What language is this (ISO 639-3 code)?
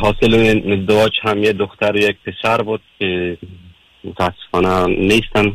fas